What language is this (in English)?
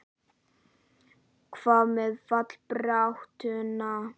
Icelandic